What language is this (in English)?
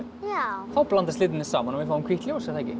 Icelandic